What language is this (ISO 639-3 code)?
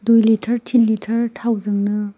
brx